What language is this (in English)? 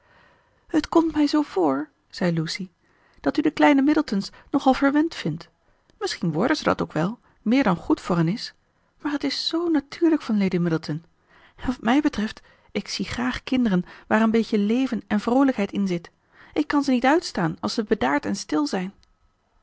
Dutch